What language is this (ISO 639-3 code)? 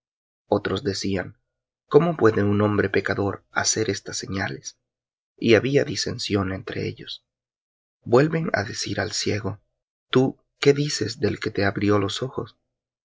spa